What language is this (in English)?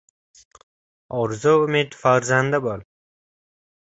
Uzbek